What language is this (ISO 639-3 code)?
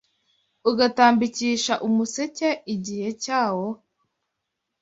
kin